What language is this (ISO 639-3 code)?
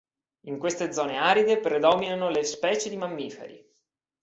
ita